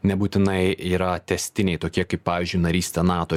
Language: Lithuanian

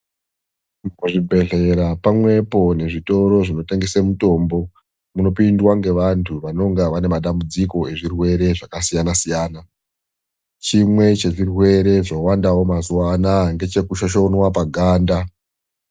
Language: Ndau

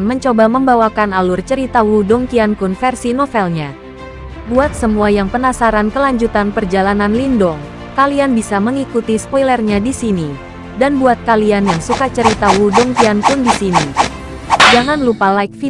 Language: Indonesian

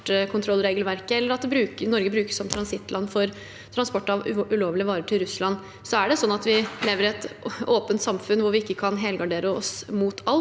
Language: Norwegian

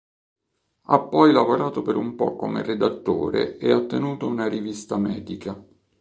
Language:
Italian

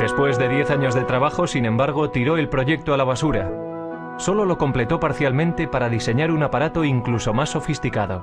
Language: Spanish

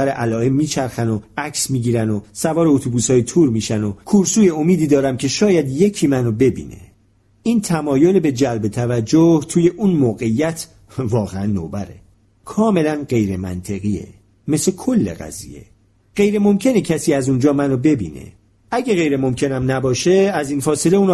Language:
Persian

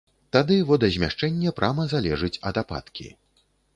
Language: Belarusian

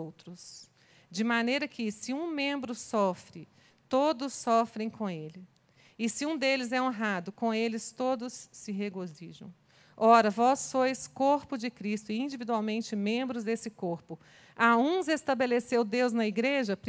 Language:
Portuguese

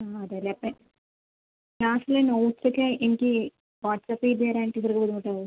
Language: Malayalam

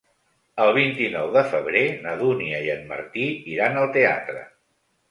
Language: Catalan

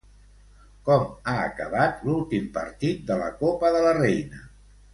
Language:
Catalan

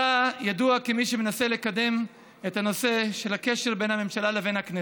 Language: Hebrew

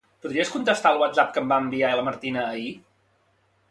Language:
Catalan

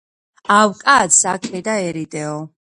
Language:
Georgian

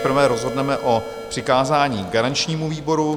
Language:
Czech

